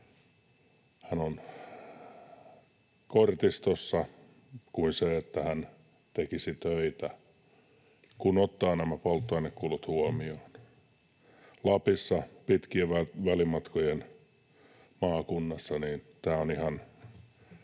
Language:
Finnish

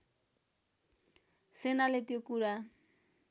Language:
Nepali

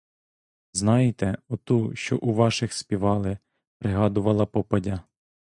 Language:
Ukrainian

